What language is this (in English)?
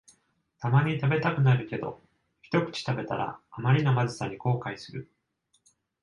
Japanese